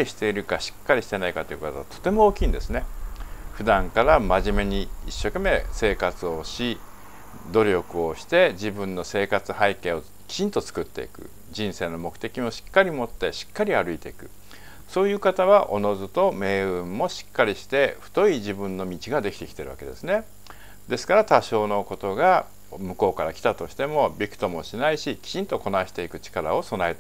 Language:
Japanese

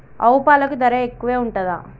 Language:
Telugu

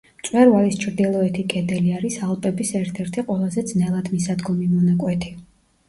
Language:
Georgian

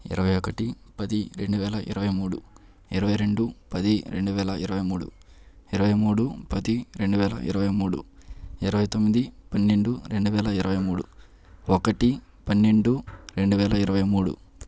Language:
Telugu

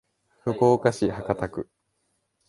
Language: Japanese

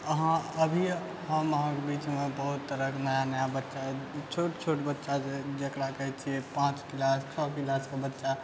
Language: Maithili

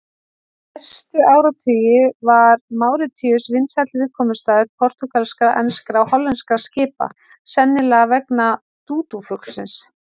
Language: Icelandic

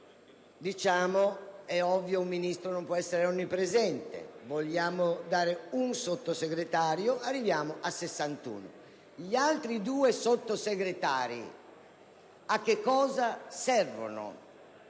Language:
Italian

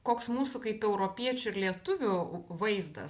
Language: Lithuanian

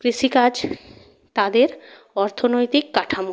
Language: Bangla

